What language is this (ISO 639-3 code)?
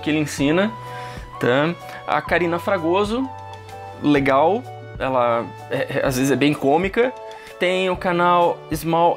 por